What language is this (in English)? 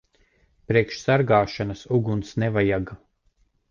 Latvian